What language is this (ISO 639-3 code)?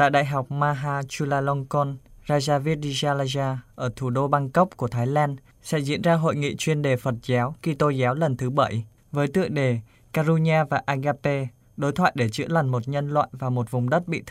vie